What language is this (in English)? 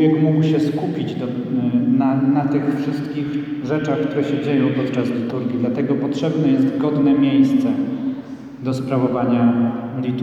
Polish